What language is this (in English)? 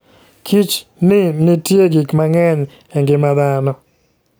Luo (Kenya and Tanzania)